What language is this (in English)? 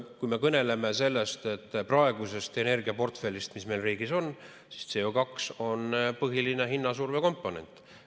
Estonian